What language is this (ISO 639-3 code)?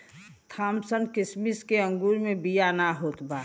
bho